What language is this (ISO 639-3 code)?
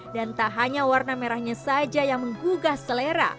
ind